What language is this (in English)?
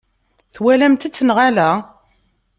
Kabyle